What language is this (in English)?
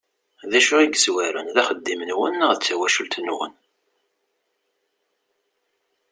Kabyle